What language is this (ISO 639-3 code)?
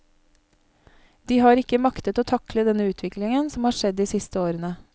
nor